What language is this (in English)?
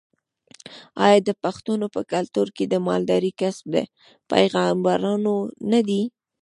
Pashto